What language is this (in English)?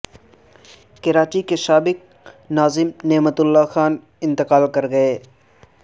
Urdu